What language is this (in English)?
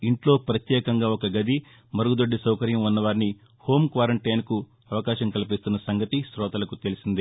Telugu